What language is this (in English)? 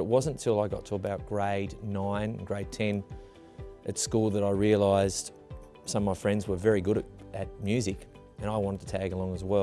English